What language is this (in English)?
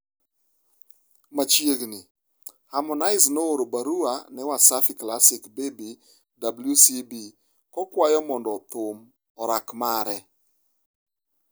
Luo (Kenya and Tanzania)